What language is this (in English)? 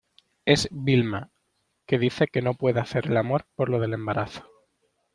Spanish